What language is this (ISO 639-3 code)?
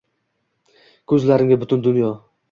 uzb